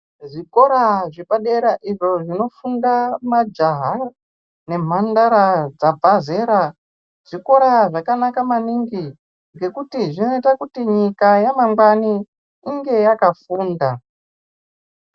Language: Ndau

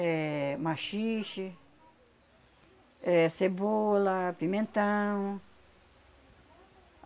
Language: Portuguese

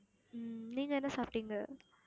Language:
Tamil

